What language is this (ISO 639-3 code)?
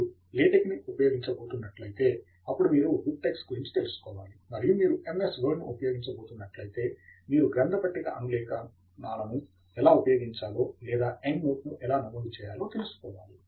tel